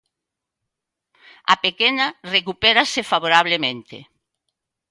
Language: Galician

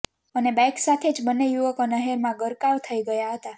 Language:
Gujarati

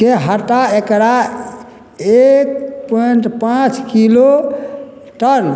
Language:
Maithili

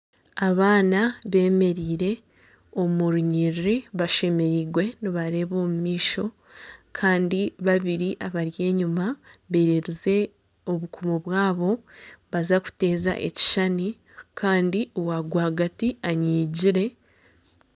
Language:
Nyankole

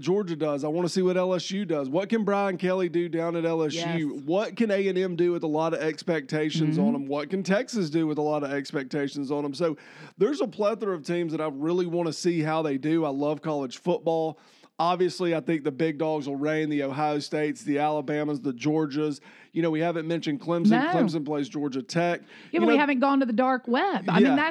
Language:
English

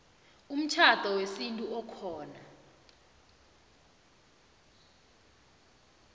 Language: South Ndebele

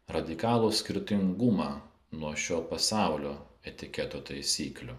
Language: Lithuanian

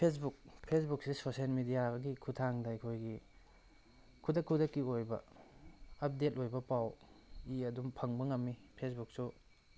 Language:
Manipuri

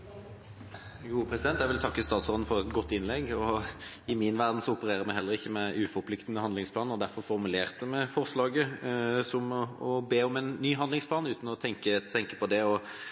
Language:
Norwegian Bokmål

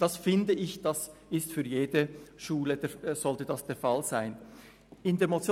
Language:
Swiss German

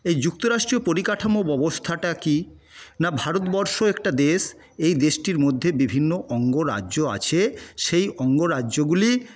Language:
Bangla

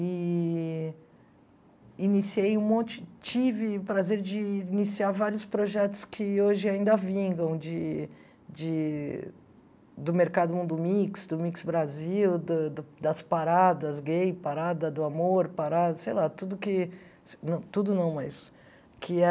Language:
Portuguese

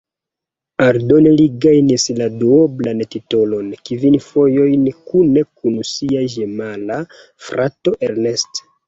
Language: Esperanto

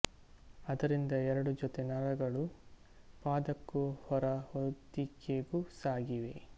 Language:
Kannada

